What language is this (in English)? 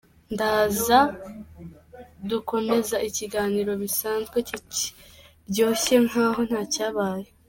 Kinyarwanda